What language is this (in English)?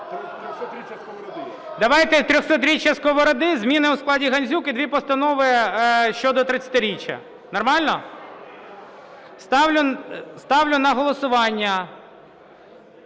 Ukrainian